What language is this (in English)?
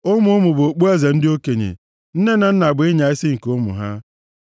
Igbo